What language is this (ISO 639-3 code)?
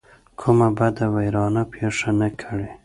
pus